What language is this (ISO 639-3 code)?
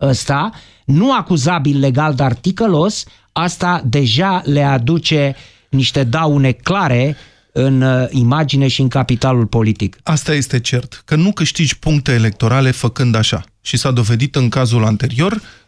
ron